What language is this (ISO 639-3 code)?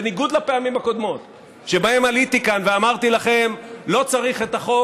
heb